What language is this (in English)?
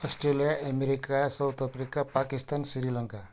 Nepali